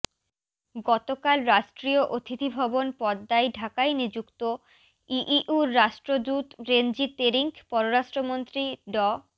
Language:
Bangla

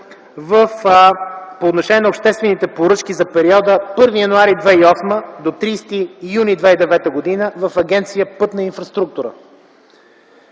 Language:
Bulgarian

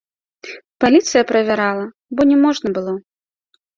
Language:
Belarusian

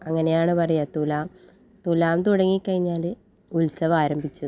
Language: Malayalam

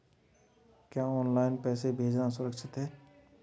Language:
Hindi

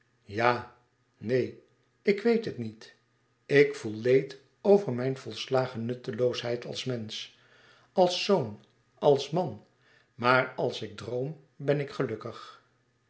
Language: Dutch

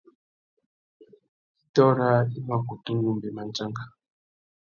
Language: Tuki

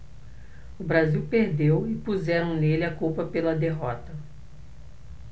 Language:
Portuguese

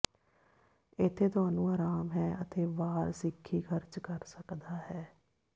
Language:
Punjabi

